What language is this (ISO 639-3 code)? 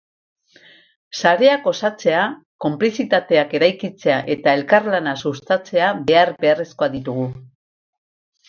eus